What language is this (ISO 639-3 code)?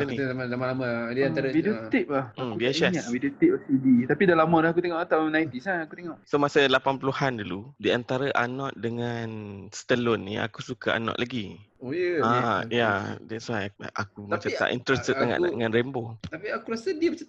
msa